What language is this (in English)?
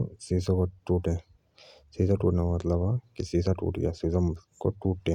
Jaunsari